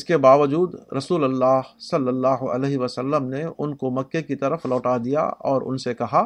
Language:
Urdu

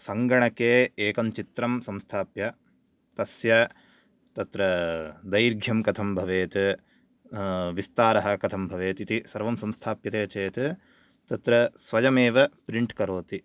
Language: Sanskrit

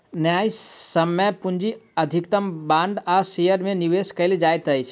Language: Maithili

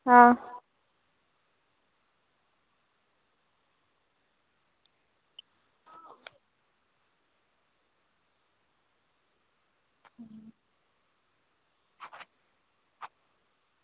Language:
Dogri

